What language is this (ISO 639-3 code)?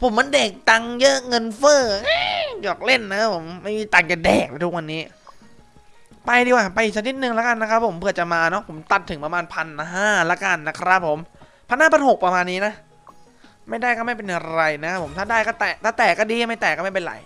tha